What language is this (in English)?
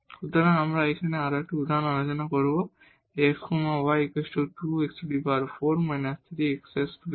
Bangla